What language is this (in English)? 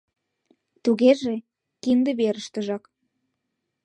Mari